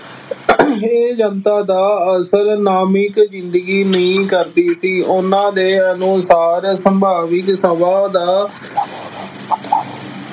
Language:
Punjabi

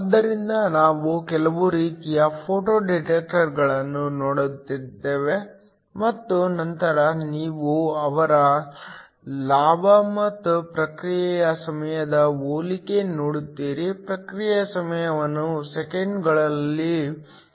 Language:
Kannada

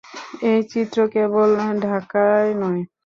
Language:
Bangla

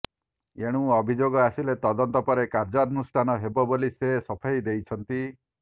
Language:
Odia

